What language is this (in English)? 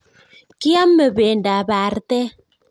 Kalenjin